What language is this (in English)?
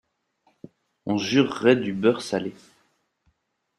French